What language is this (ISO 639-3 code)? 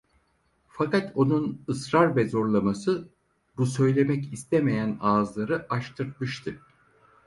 tur